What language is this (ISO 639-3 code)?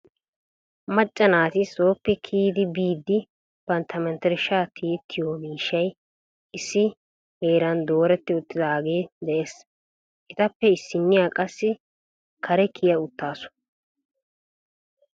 wal